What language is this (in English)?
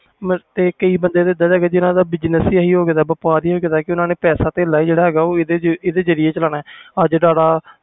Punjabi